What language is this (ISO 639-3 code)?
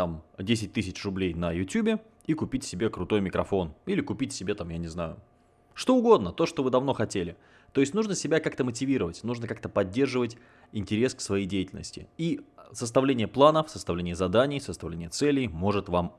rus